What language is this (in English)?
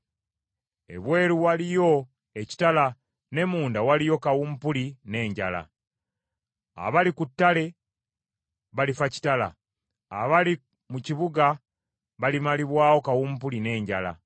Ganda